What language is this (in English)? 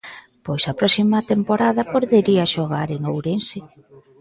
Galician